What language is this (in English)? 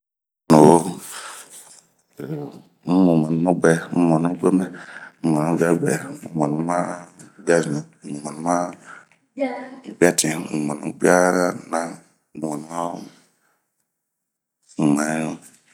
Bomu